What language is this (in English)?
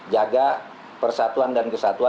Indonesian